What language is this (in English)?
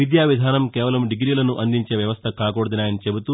Telugu